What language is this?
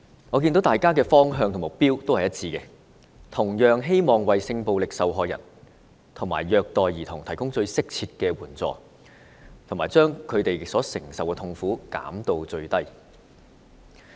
Cantonese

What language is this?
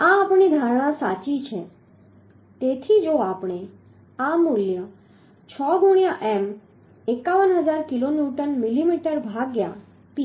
Gujarati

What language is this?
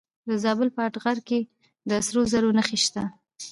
Pashto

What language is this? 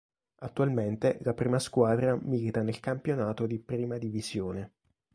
Italian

